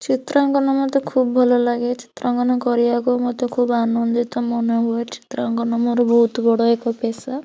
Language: Odia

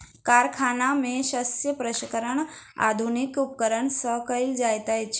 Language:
Maithili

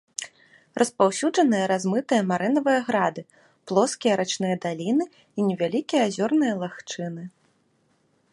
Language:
Belarusian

